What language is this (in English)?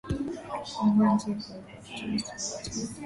Swahili